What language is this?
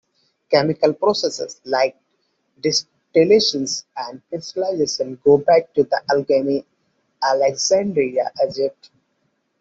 English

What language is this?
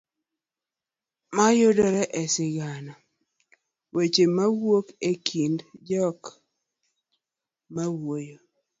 Luo (Kenya and Tanzania)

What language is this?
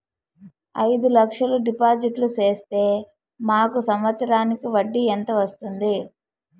Telugu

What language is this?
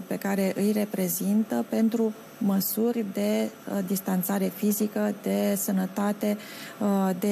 Romanian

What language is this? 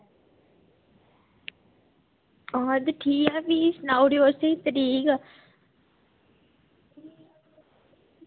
Dogri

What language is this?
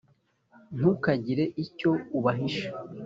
Kinyarwanda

